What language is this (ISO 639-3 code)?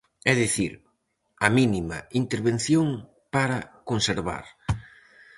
glg